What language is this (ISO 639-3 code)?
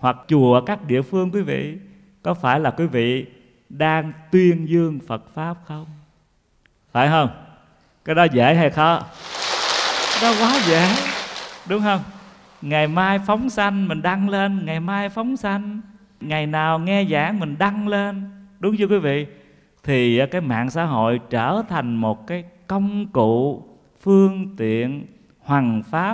vie